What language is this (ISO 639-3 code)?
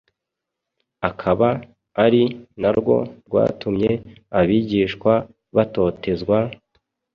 kin